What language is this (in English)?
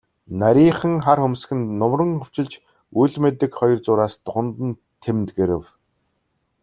Mongolian